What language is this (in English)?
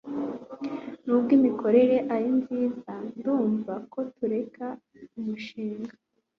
Kinyarwanda